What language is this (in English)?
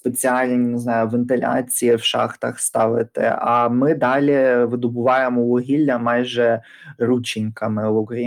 Ukrainian